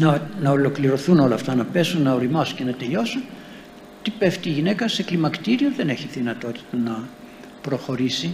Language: Greek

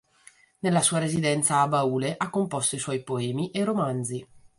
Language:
Italian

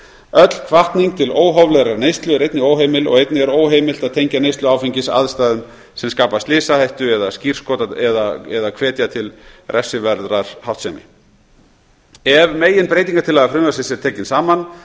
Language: Icelandic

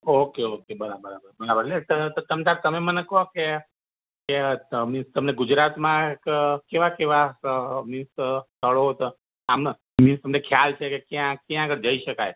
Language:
Gujarati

